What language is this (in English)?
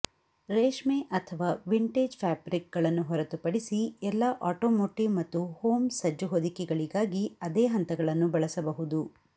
Kannada